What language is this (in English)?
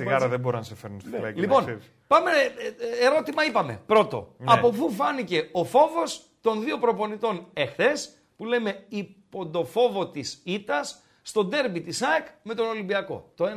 Greek